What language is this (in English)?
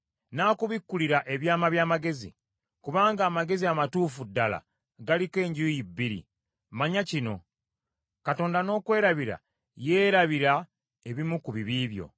Ganda